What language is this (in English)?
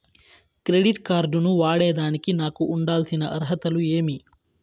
Telugu